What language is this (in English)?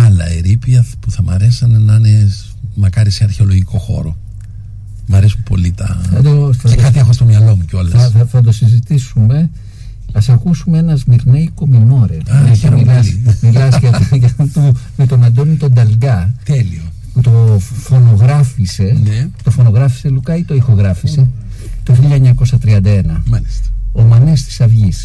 Greek